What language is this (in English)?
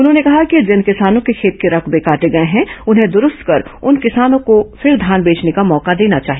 Hindi